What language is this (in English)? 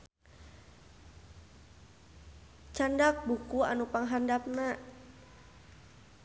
Sundanese